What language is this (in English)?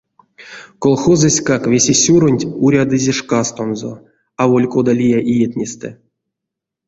Erzya